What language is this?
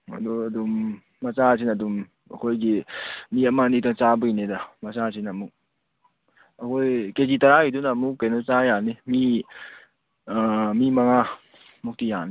Manipuri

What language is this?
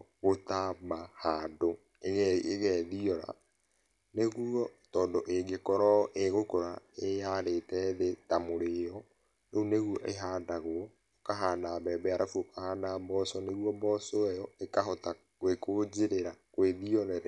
Kikuyu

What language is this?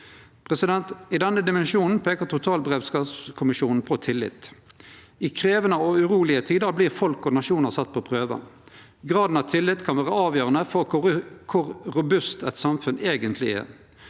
Norwegian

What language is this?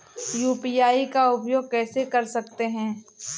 Hindi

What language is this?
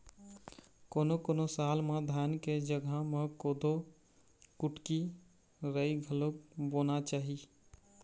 Chhattisgarhi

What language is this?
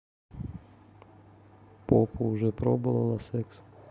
Russian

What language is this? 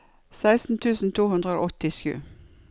Norwegian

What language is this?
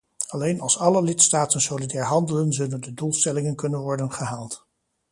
Dutch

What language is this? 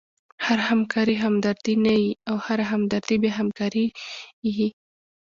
Pashto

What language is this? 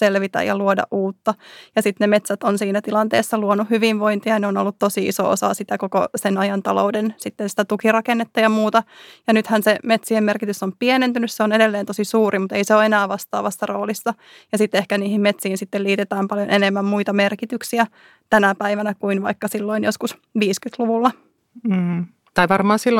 Finnish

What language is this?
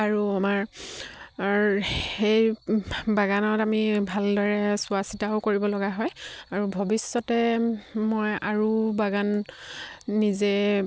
Assamese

